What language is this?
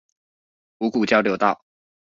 Chinese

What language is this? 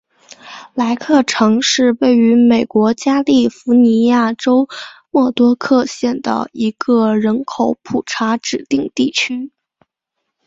Chinese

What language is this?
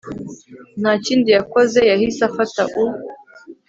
Kinyarwanda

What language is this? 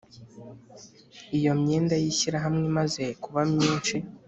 Kinyarwanda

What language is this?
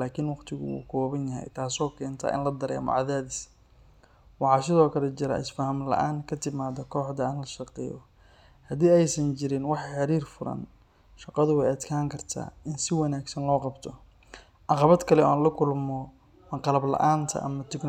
Somali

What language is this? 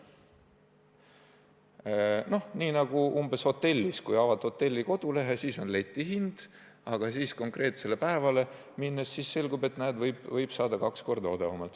Estonian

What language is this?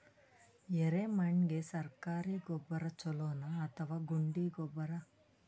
Kannada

